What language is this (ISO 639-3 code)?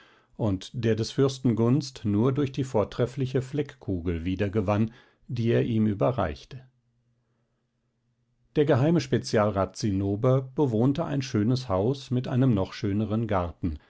deu